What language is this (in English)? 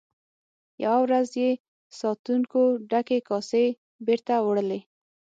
Pashto